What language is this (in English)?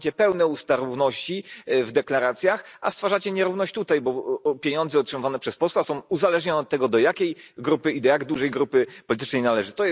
Polish